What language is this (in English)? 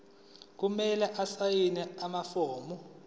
Zulu